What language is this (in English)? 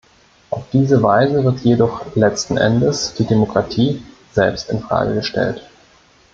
German